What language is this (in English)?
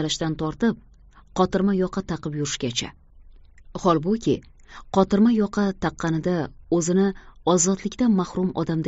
Turkish